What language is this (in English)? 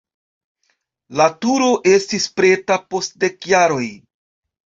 Esperanto